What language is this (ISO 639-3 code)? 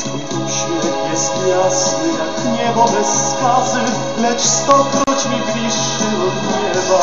pol